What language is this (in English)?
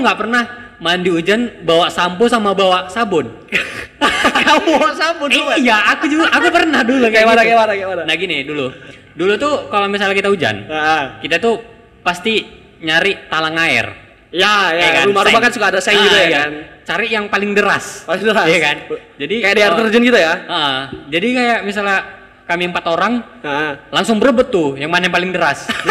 Indonesian